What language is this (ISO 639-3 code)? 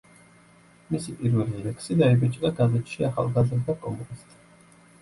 kat